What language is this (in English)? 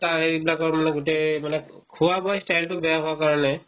Assamese